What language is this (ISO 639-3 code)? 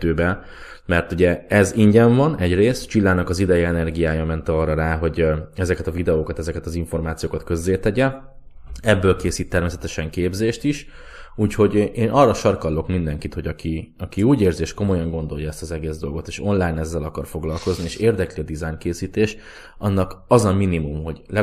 hun